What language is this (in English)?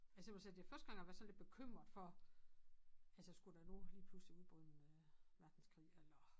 Danish